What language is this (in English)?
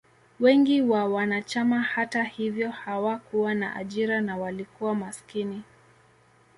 Swahili